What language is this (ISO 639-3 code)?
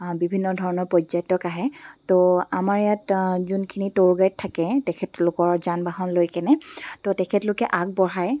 asm